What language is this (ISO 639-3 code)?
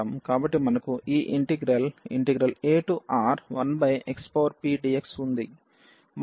tel